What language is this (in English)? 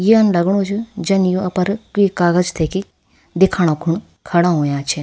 Garhwali